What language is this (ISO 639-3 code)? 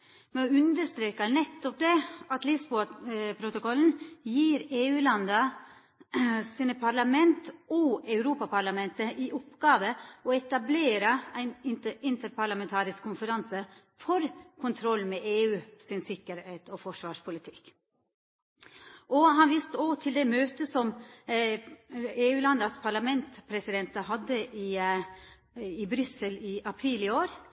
nno